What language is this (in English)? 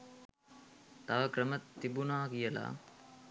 Sinhala